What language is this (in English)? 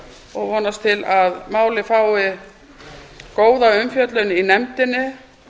Icelandic